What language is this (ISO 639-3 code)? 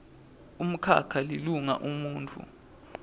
ssw